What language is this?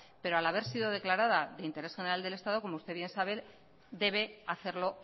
Spanish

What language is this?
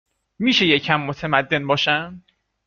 Persian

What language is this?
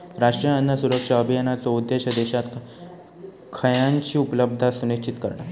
Marathi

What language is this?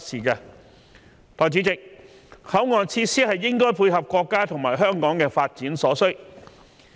Cantonese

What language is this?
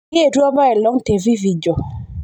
Masai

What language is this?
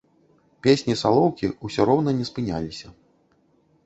Belarusian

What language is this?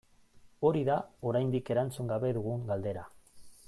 Basque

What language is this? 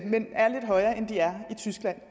Danish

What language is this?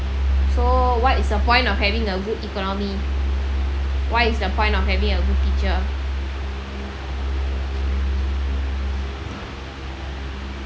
English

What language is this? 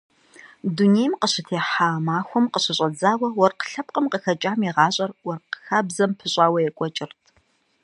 Kabardian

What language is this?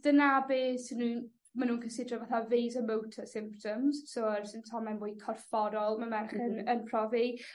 Welsh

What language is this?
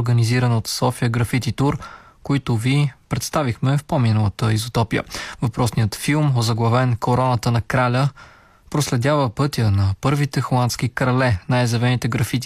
Bulgarian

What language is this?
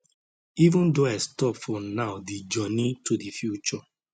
Nigerian Pidgin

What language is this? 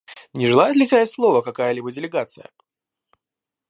Russian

